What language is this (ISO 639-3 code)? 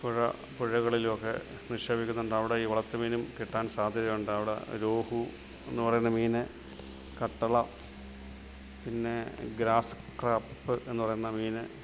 mal